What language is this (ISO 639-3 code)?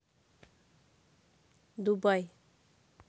rus